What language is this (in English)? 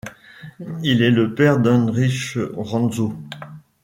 French